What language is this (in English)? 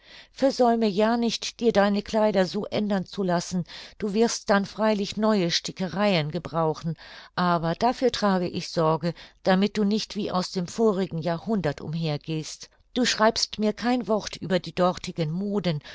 German